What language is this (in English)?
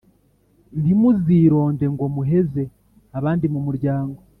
Kinyarwanda